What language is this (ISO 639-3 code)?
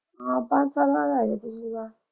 pan